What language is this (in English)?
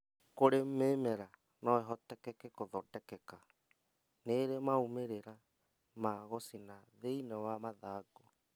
Kikuyu